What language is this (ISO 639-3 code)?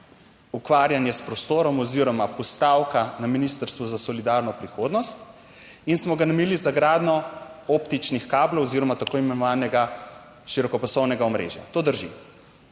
slv